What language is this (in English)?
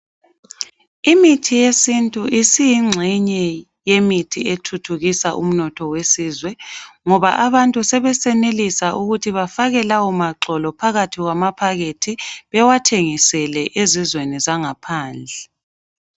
North Ndebele